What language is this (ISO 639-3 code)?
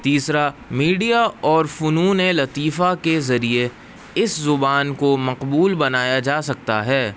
urd